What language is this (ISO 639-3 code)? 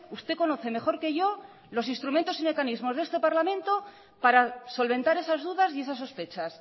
spa